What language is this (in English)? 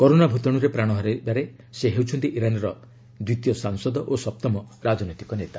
Odia